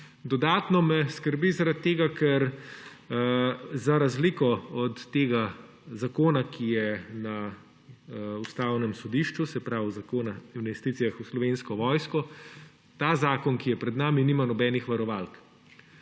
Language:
Slovenian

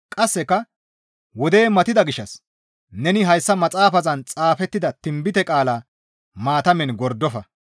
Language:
Gamo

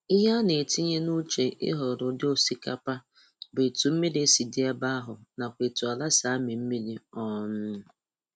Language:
Igbo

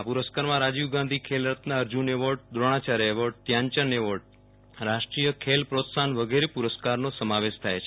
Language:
Gujarati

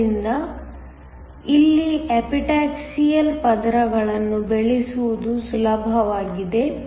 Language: Kannada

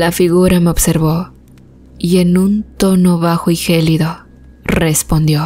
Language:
Spanish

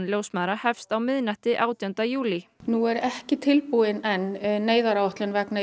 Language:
Icelandic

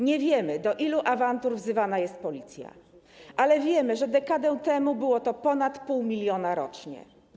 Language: Polish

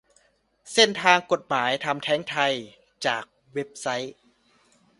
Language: Thai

